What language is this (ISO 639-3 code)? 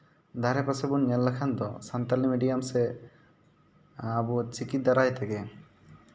sat